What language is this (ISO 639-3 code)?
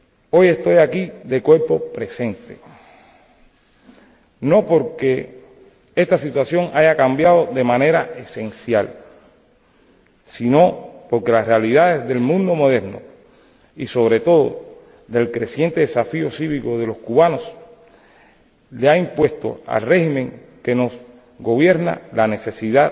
spa